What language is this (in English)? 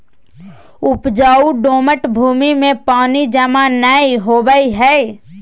Magahi